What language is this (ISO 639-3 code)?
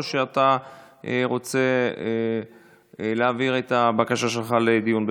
heb